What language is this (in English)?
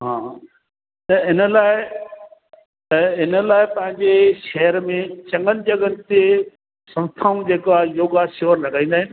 Sindhi